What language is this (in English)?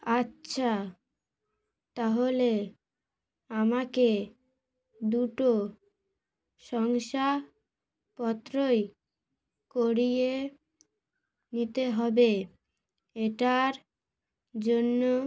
Bangla